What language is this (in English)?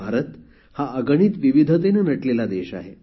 Marathi